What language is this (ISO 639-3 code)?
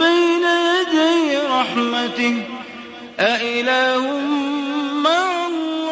ara